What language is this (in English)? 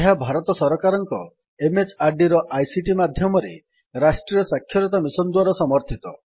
Odia